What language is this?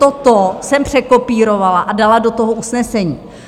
Czech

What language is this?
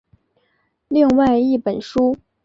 Chinese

